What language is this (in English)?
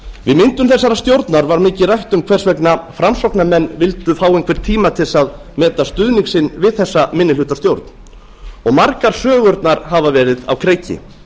Icelandic